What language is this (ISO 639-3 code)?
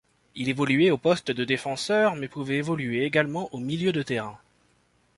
fra